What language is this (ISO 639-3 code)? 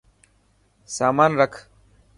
mki